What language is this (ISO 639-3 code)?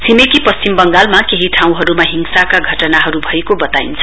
nep